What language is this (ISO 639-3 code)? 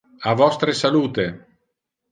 ina